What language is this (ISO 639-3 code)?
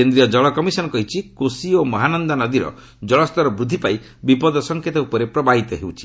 ori